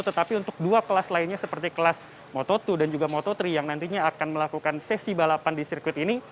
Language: Indonesian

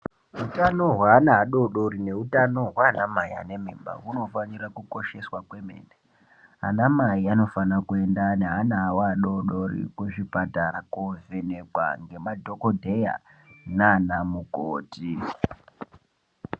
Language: Ndau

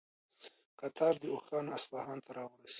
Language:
Pashto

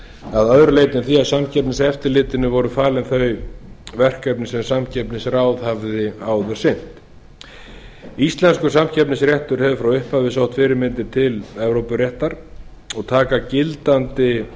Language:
Icelandic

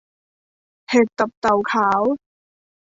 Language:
Thai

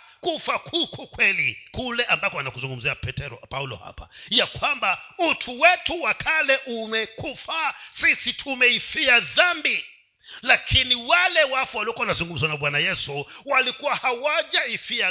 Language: Swahili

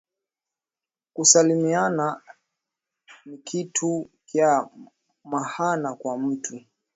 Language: Swahili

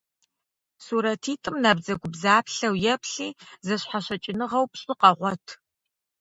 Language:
Kabardian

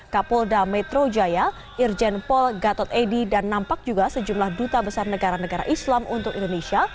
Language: Indonesian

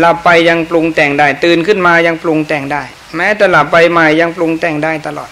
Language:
Thai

